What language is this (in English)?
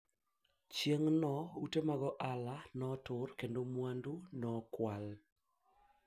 Luo (Kenya and Tanzania)